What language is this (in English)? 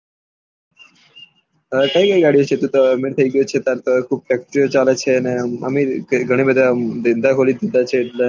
Gujarati